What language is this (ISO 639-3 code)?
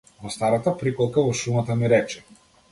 mkd